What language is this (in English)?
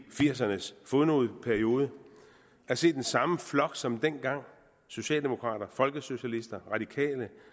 Danish